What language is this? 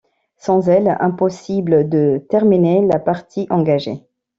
French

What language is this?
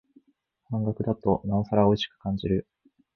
Japanese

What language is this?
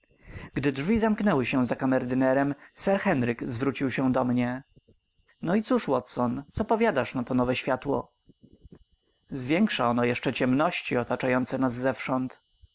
Polish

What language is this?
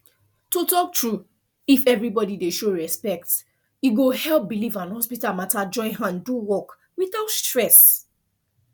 Nigerian Pidgin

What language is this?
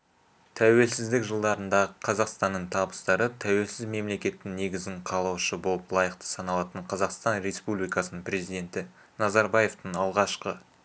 Kazakh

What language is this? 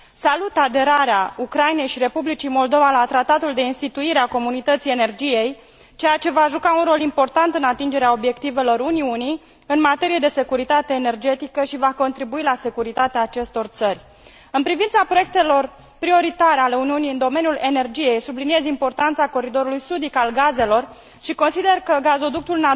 Romanian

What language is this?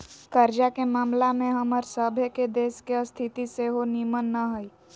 Magahi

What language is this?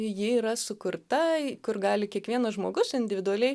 Lithuanian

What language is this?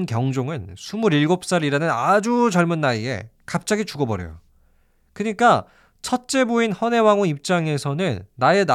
Korean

